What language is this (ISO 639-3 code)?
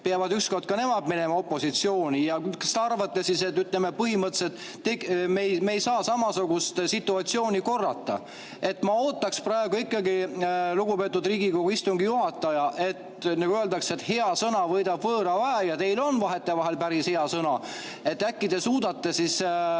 est